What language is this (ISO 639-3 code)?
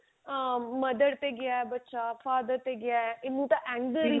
pan